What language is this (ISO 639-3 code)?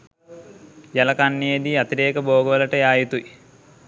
sin